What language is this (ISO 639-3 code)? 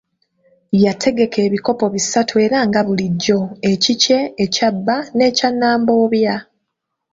lug